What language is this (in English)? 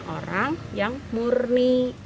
Indonesian